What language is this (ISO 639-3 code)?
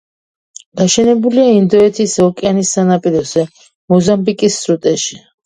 kat